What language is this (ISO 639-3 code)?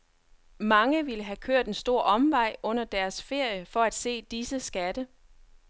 dan